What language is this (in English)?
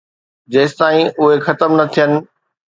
Sindhi